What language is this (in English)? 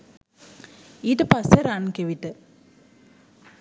Sinhala